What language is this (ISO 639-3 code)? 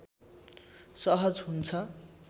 nep